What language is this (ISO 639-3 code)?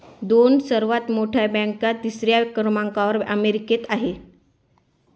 mar